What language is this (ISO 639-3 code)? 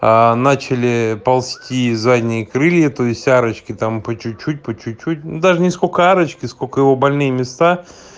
rus